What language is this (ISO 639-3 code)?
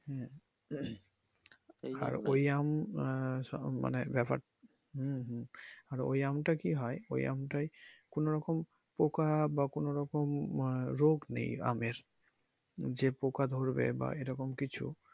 ben